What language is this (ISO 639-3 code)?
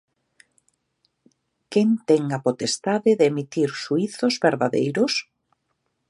glg